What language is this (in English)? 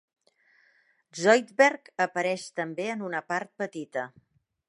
Catalan